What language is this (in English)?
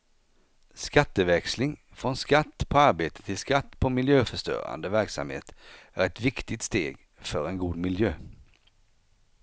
Swedish